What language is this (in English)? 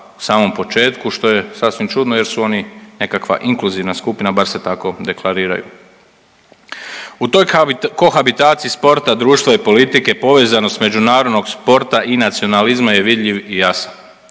Croatian